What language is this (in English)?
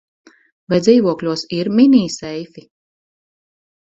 Latvian